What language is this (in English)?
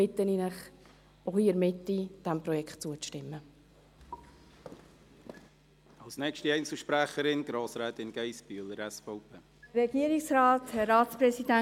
Swiss German